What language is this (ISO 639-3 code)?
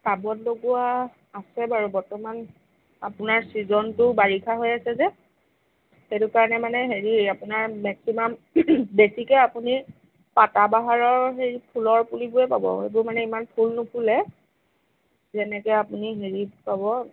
asm